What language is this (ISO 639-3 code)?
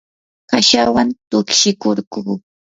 qur